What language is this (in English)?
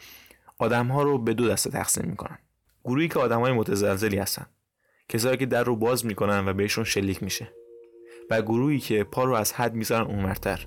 Persian